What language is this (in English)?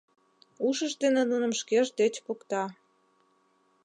Mari